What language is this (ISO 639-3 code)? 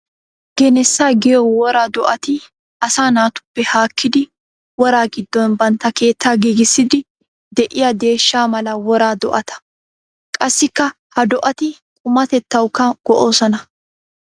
wal